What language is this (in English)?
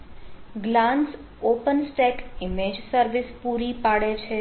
Gujarati